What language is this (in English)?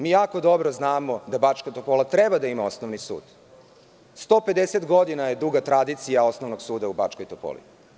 Serbian